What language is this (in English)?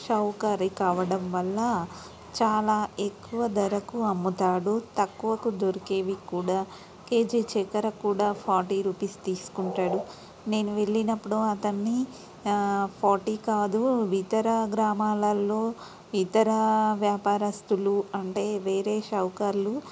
Telugu